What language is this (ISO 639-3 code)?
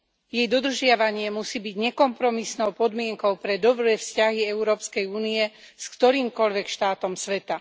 slk